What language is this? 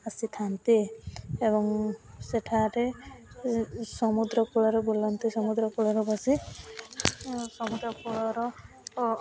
Odia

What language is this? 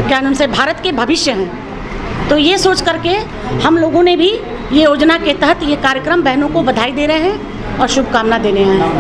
Hindi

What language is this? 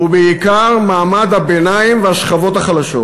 Hebrew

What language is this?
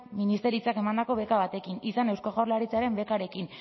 Basque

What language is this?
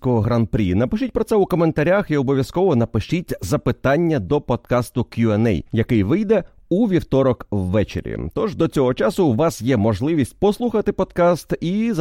Ukrainian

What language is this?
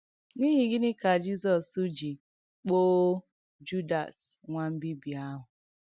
Igbo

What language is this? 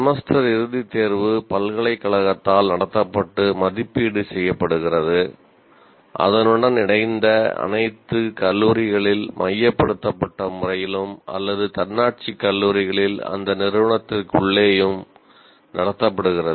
Tamil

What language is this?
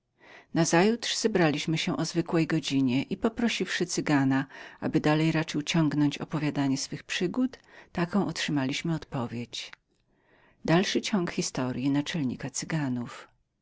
Polish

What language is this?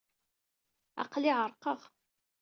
Kabyle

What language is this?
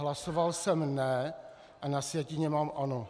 Czech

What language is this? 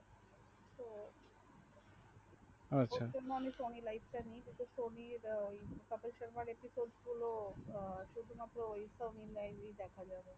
Bangla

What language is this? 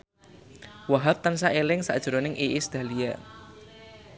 Javanese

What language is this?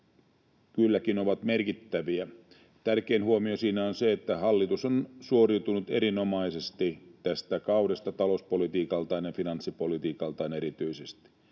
Finnish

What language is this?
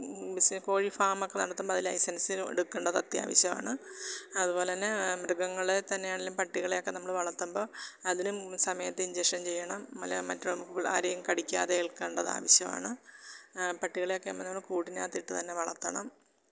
Malayalam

